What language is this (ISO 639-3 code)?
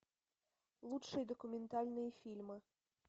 rus